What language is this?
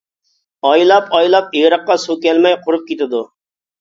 Uyghur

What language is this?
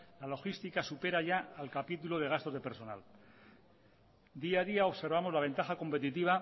Spanish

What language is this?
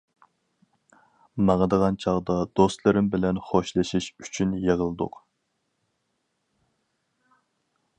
Uyghur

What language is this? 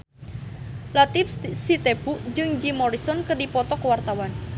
Sundanese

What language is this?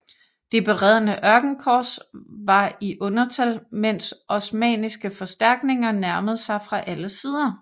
Danish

